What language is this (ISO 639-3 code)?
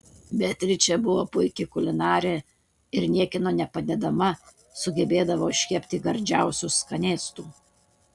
lit